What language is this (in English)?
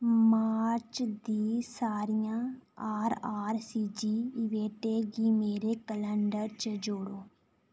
Dogri